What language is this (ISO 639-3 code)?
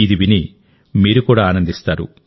tel